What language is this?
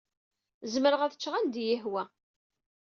Kabyle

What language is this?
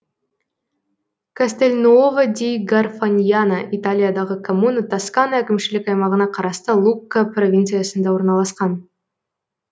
Kazakh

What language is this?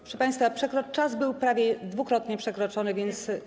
Polish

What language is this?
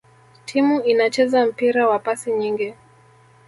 Swahili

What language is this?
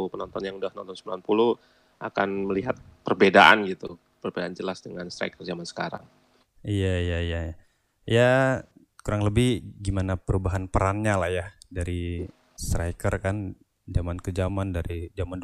Indonesian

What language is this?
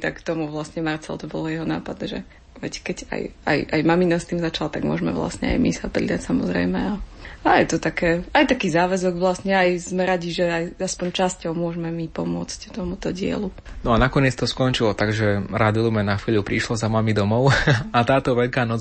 Slovak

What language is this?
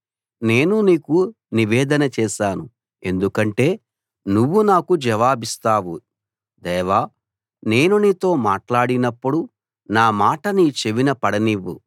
Telugu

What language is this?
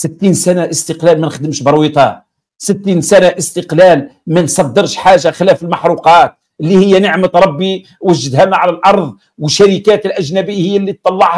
Arabic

